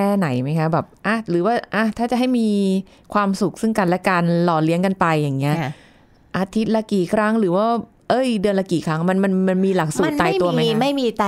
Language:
Thai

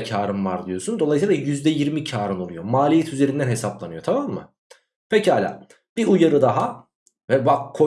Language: Turkish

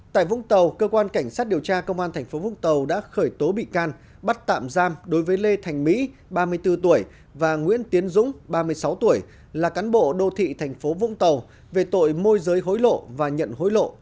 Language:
Vietnamese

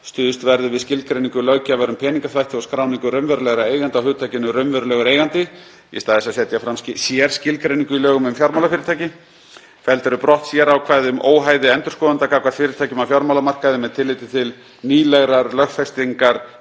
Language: Icelandic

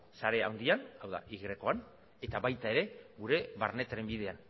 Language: Basque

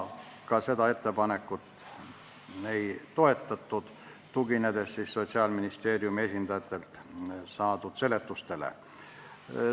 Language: Estonian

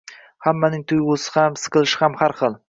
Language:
Uzbek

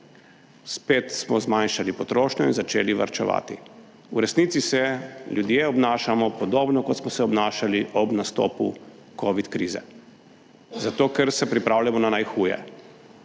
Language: Slovenian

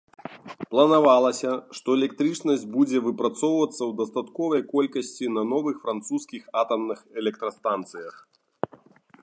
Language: Belarusian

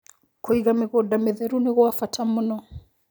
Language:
Kikuyu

